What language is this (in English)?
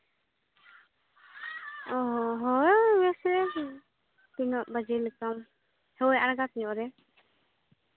Santali